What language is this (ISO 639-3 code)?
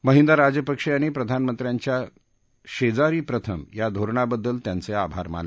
mar